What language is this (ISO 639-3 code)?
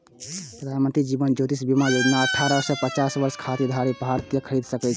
mai